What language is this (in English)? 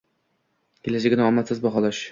Uzbek